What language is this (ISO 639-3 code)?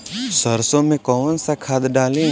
bho